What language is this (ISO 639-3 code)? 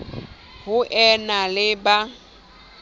sot